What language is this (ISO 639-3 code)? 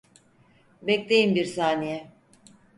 tur